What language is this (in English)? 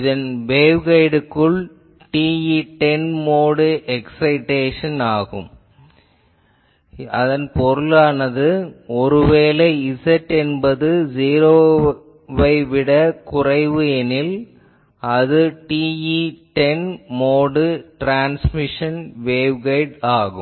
Tamil